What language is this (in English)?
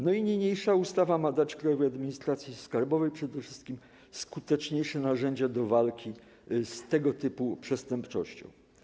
Polish